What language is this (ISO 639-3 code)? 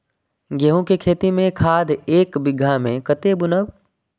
mai